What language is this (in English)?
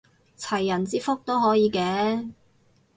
Cantonese